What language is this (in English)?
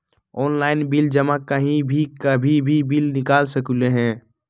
Magahi